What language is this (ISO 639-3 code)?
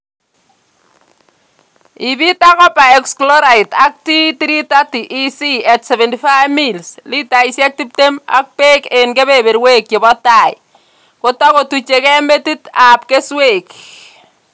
kln